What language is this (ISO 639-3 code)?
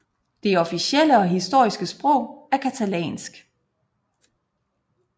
dan